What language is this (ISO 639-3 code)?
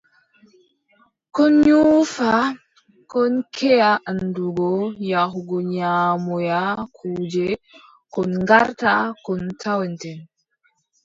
fub